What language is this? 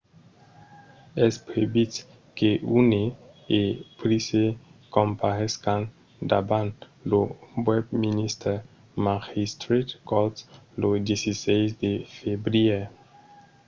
Occitan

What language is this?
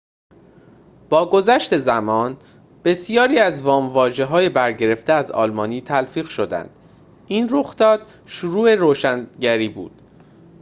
Persian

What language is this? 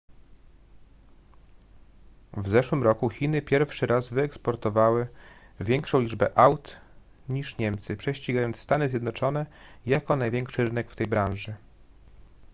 Polish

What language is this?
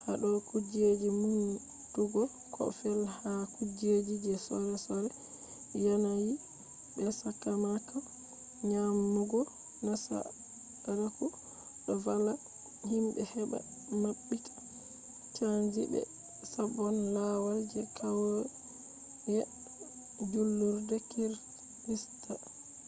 Fula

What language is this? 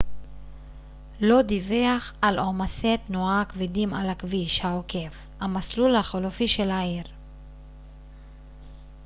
Hebrew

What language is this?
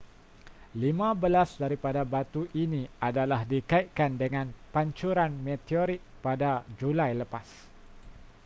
Malay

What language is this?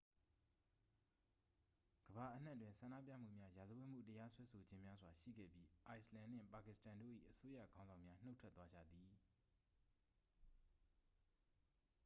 Burmese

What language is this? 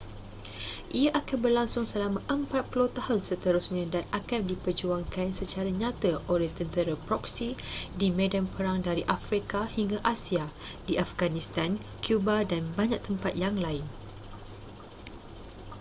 Malay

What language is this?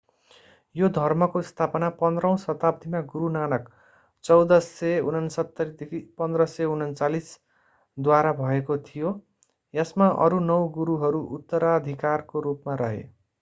Nepali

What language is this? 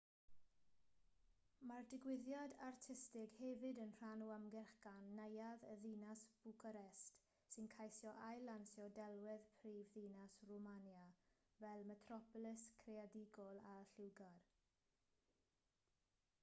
Welsh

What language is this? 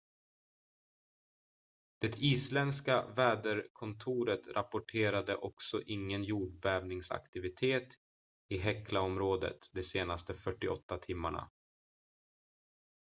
Swedish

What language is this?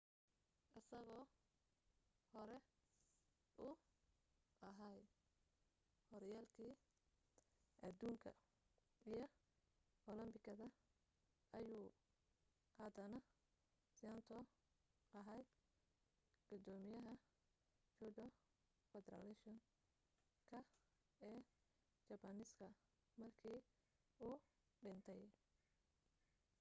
Somali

